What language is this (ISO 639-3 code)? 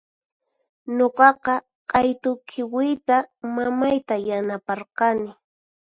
qxp